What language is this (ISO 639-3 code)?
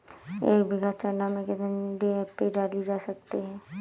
hin